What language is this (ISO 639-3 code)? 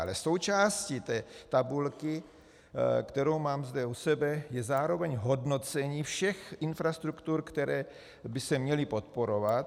ces